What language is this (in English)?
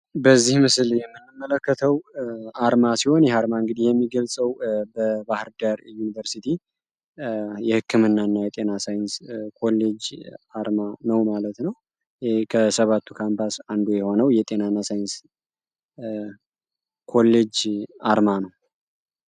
Amharic